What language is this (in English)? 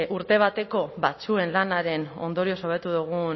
Basque